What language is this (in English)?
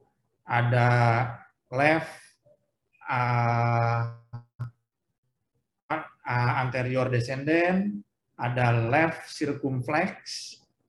Indonesian